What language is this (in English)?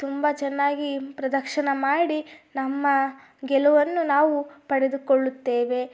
Kannada